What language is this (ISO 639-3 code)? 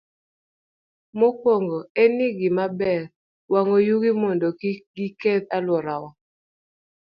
luo